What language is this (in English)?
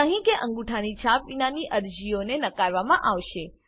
Gujarati